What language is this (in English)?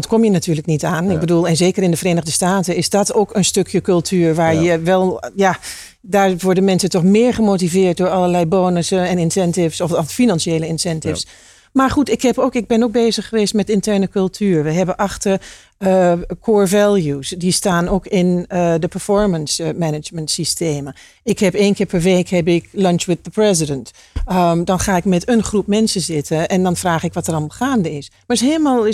Dutch